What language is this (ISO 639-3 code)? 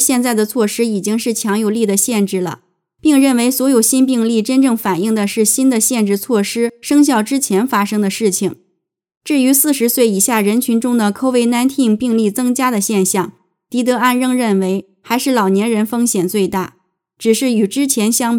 zho